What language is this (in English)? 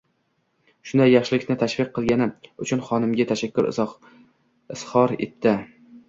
Uzbek